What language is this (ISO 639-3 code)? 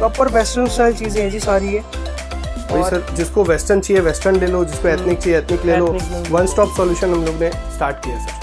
hin